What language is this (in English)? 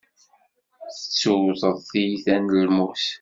Kabyle